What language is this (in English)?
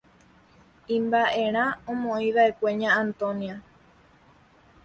Guarani